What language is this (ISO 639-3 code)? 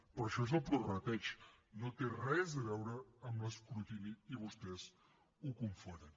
cat